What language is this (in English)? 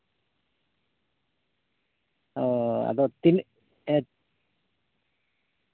Santali